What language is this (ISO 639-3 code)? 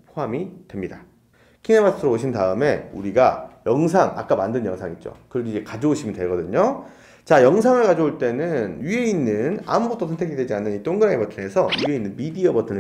kor